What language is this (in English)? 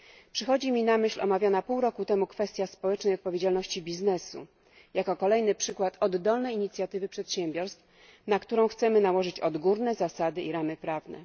Polish